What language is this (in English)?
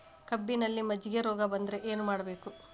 Kannada